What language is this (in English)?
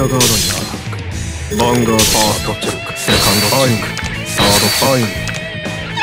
Japanese